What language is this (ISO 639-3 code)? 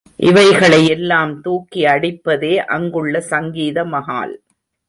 tam